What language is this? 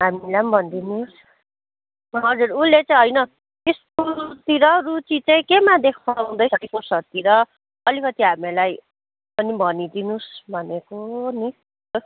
Nepali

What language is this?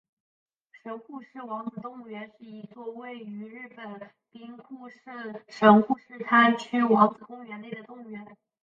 Chinese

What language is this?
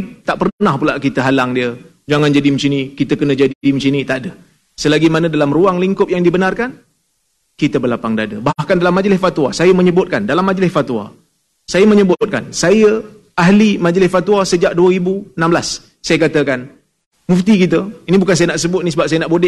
Malay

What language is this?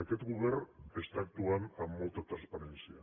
Catalan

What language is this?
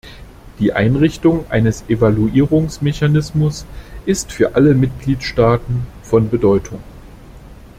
German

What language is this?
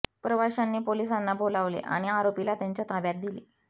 Marathi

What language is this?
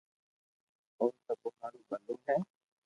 Loarki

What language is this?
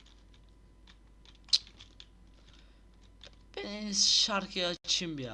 Turkish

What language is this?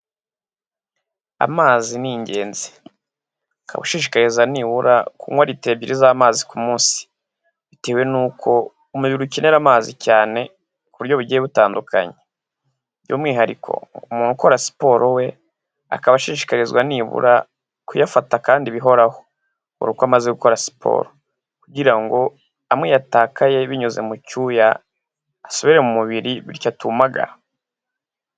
Kinyarwanda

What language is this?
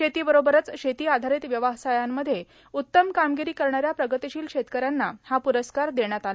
Marathi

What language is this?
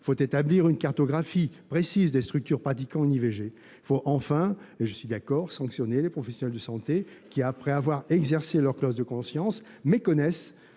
French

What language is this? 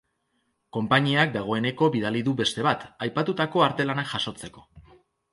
Basque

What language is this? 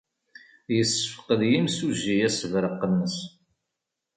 Kabyle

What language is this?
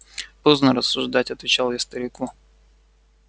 Russian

